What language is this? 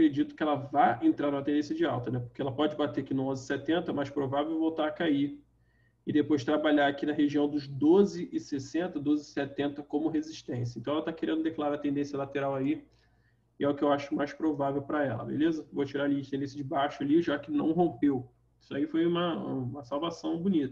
Portuguese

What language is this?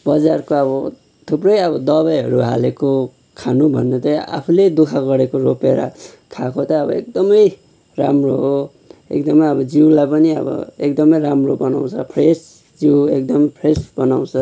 Nepali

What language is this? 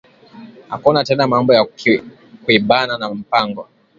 Swahili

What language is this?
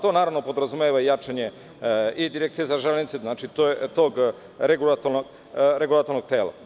Serbian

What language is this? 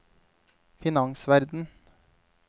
Norwegian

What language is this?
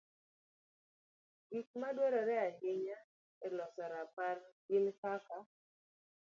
Luo (Kenya and Tanzania)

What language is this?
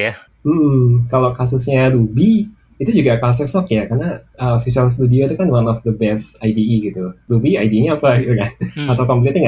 Indonesian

